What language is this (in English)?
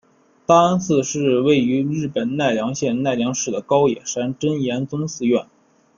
Chinese